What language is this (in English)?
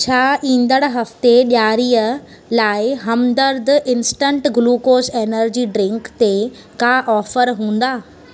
Sindhi